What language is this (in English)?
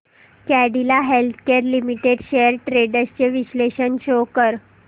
Marathi